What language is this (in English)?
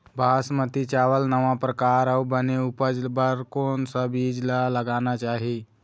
Chhattisgarhi